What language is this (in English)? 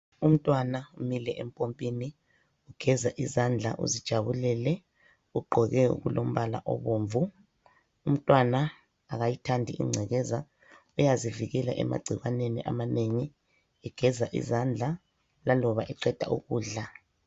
North Ndebele